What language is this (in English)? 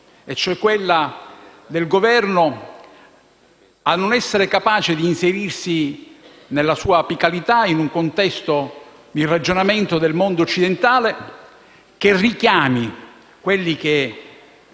Italian